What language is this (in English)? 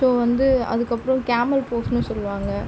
Tamil